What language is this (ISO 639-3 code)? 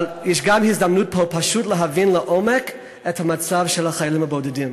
heb